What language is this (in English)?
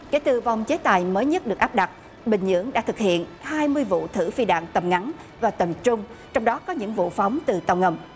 Vietnamese